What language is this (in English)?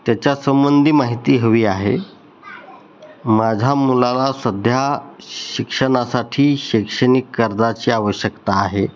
Marathi